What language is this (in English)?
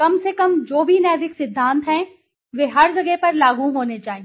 Hindi